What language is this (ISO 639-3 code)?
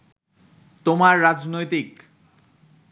ben